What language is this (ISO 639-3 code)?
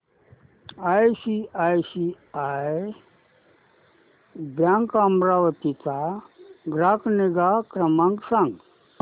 mar